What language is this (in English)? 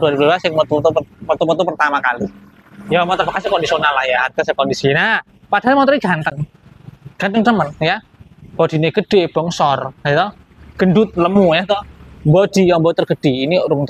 Indonesian